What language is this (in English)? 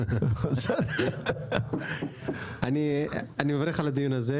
Hebrew